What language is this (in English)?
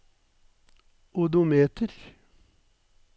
Norwegian